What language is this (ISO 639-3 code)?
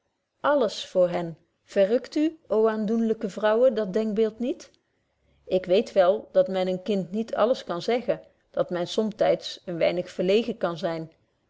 nld